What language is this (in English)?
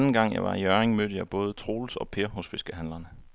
Danish